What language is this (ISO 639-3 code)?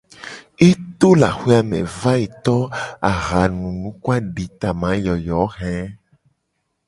gej